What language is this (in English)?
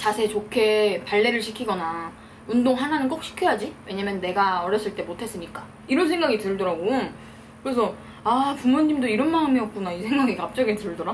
Korean